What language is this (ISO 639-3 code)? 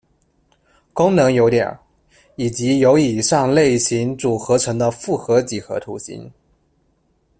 zho